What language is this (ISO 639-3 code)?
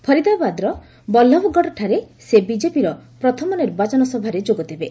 ori